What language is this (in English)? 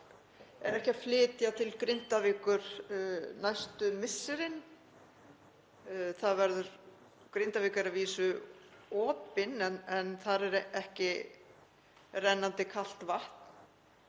Icelandic